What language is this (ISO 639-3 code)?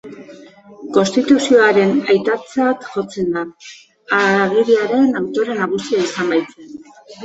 eus